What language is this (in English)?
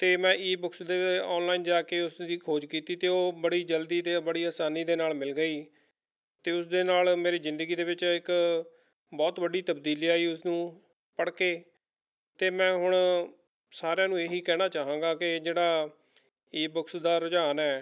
Punjabi